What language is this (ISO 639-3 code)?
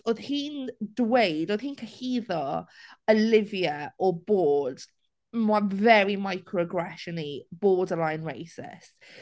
cym